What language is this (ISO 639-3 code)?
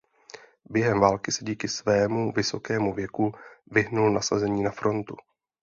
ces